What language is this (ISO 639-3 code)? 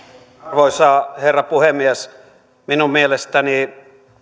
fin